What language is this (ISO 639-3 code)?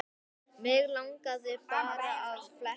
isl